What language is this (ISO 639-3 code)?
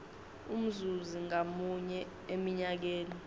ssw